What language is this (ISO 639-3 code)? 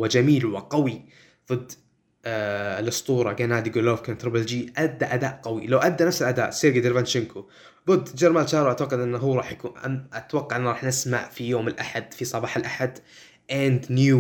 ara